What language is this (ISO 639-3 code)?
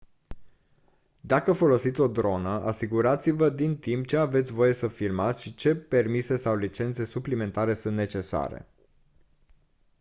ron